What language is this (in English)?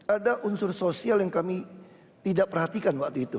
Indonesian